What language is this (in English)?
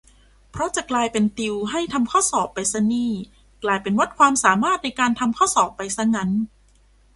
Thai